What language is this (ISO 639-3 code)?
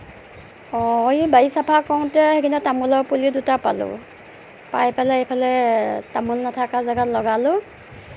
asm